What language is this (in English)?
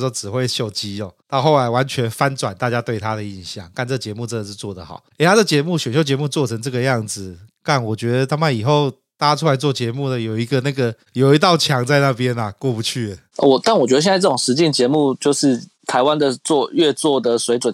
Chinese